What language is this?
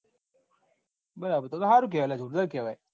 Gujarati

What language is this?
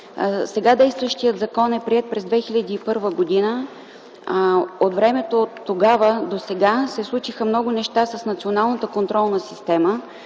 Bulgarian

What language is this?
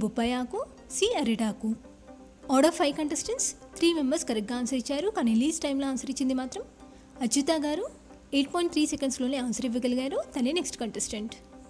Hindi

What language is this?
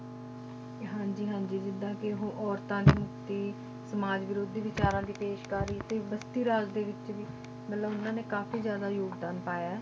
Punjabi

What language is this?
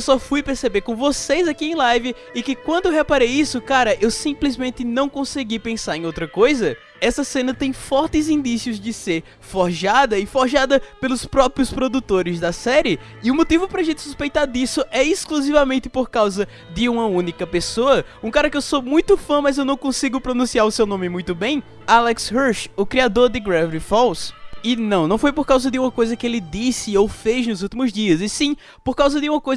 Portuguese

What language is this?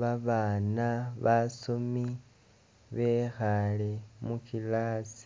Masaaba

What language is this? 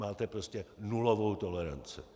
Czech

